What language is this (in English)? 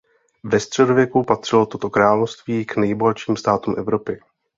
Czech